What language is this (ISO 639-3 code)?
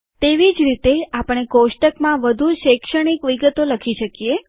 guj